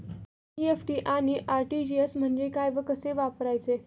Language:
Marathi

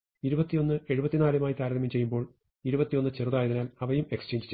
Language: Malayalam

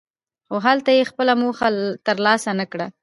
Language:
Pashto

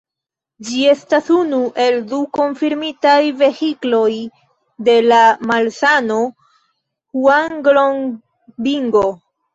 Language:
Esperanto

